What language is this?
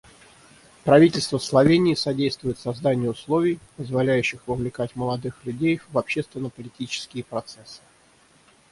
Russian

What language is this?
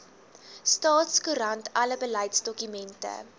Afrikaans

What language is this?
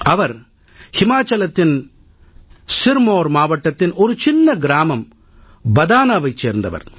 Tamil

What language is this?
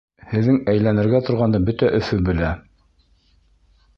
Bashkir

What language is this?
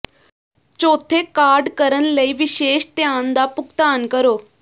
Punjabi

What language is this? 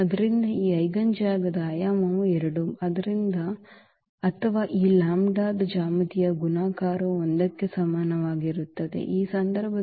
Kannada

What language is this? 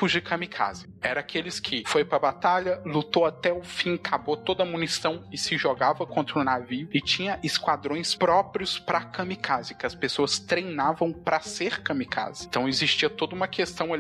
Portuguese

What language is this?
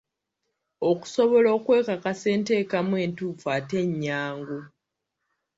Ganda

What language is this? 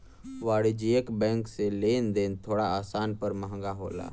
Bhojpuri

